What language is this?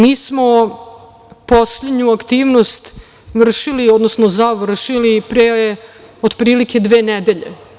Serbian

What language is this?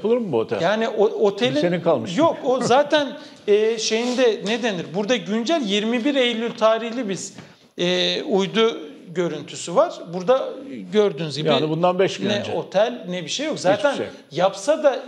Turkish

